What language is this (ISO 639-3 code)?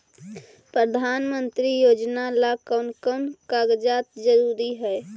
mag